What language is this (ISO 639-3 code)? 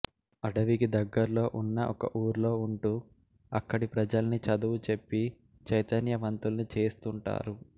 tel